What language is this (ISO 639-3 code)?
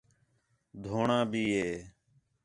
xhe